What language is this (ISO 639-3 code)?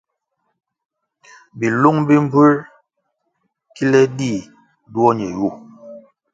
nmg